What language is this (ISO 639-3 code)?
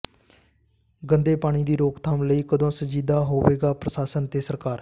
pan